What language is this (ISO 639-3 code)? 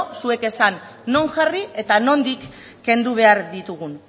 eus